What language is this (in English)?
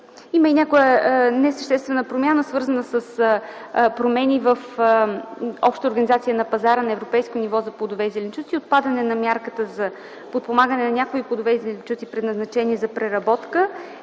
Bulgarian